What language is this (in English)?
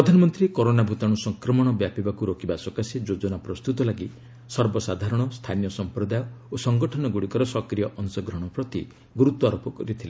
Odia